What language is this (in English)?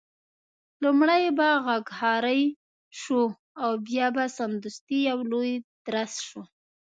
Pashto